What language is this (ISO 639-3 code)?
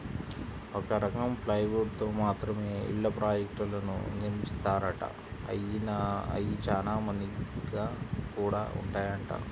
tel